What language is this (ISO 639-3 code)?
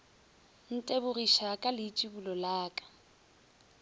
nso